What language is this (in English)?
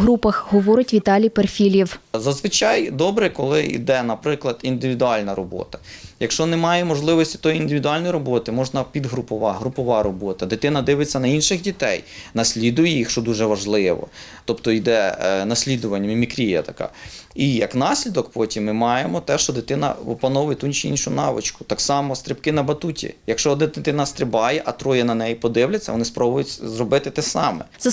Ukrainian